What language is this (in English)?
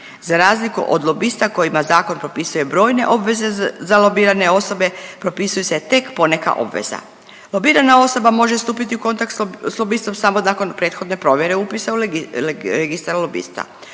Croatian